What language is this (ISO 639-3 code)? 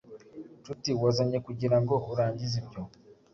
kin